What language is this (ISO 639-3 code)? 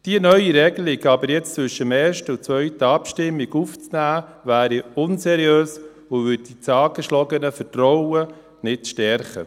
gsw